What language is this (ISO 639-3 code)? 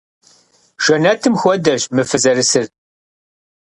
kbd